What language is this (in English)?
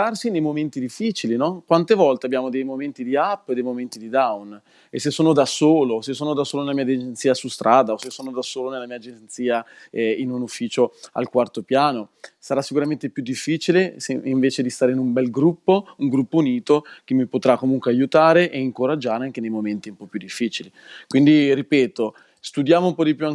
Italian